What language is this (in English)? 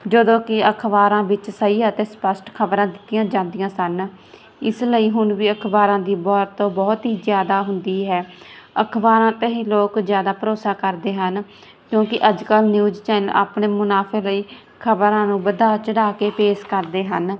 Punjabi